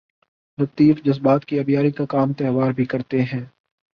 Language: Urdu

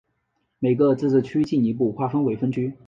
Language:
Chinese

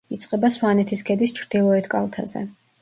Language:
Georgian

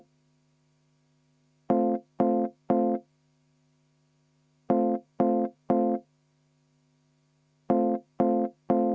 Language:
Estonian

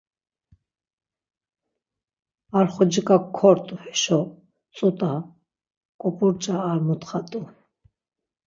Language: Laz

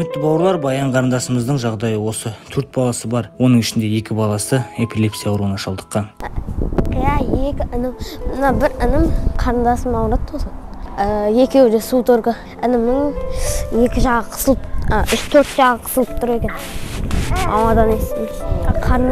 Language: Turkish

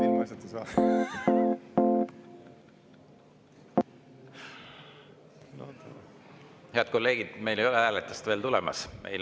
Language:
Estonian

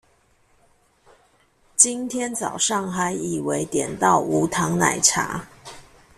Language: Chinese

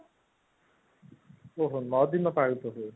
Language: Odia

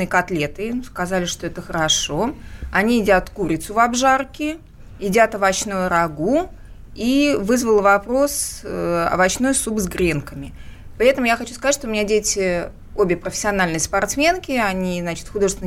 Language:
Russian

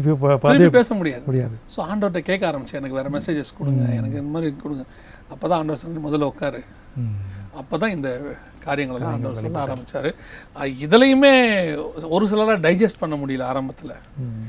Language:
Tamil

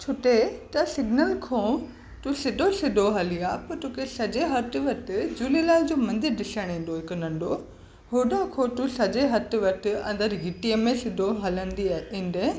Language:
Sindhi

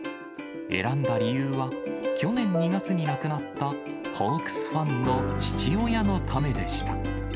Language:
Japanese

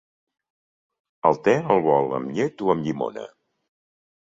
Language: Catalan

